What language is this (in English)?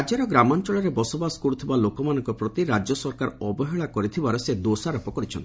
Odia